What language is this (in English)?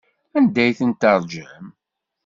Kabyle